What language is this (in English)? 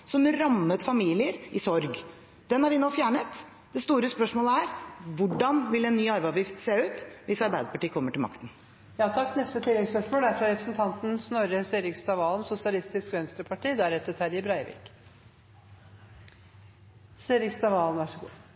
Norwegian